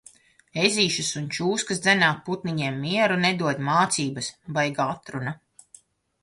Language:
Latvian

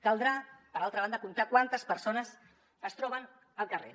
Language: Catalan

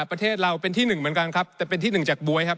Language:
Thai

